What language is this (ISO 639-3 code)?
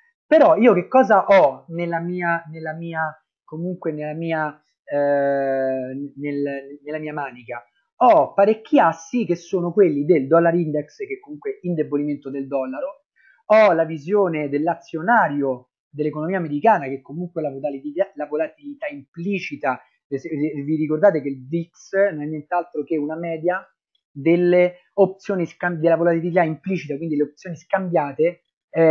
ita